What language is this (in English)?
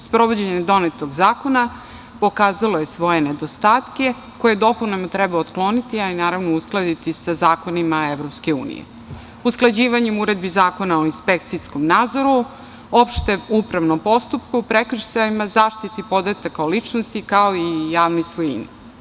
Serbian